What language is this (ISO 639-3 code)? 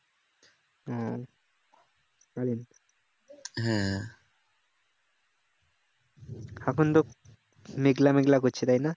ben